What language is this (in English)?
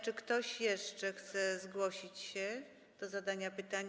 Polish